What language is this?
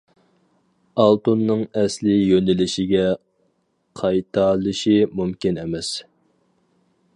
Uyghur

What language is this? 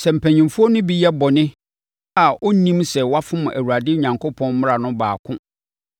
Akan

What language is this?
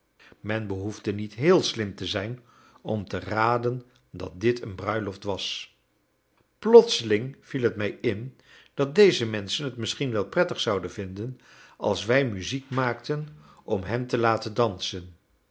Dutch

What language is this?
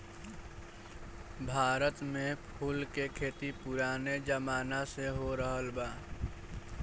Bhojpuri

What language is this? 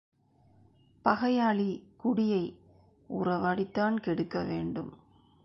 Tamil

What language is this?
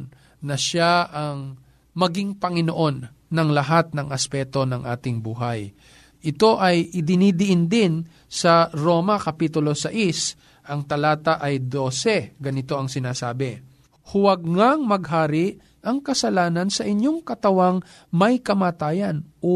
Filipino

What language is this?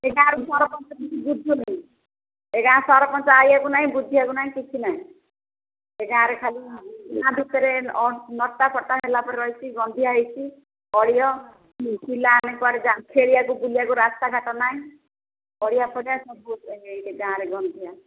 Odia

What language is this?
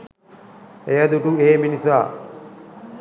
Sinhala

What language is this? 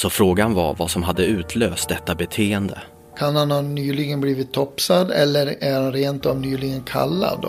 Swedish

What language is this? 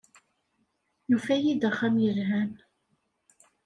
Kabyle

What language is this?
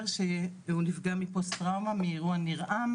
Hebrew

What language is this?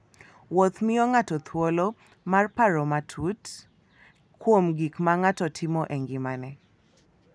Luo (Kenya and Tanzania)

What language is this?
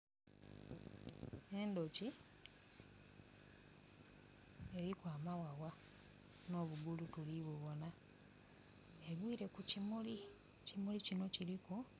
Soga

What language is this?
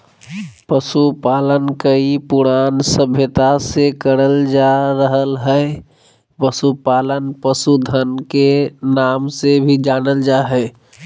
Magahi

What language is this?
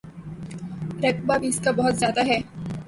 Urdu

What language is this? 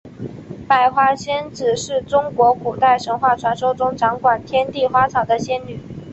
Chinese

